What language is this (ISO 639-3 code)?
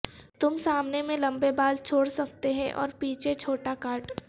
urd